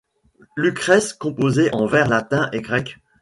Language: French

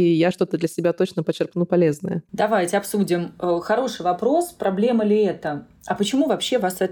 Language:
Russian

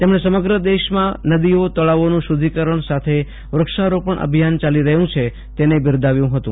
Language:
Gujarati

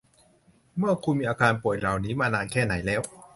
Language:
Thai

